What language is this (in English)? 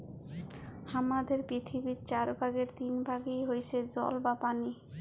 Bangla